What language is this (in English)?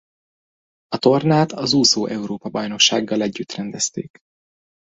Hungarian